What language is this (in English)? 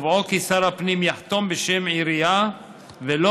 Hebrew